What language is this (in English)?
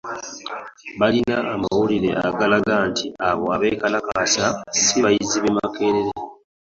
Ganda